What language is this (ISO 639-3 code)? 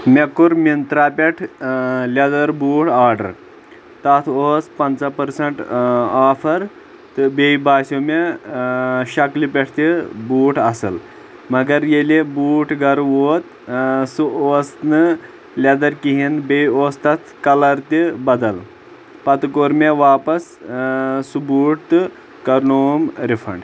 kas